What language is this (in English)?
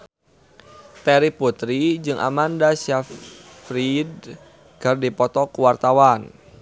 Sundanese